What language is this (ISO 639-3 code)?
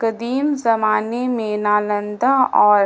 urd